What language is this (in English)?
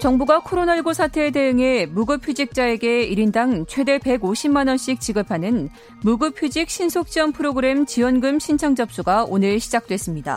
Korean